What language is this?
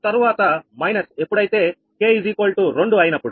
Telugu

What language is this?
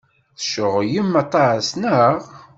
Kabyle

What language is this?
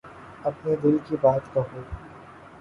Urdu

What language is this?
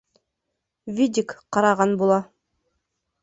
Bashkir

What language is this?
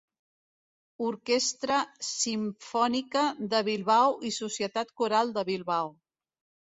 Catalan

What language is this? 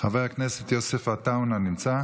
Hebrew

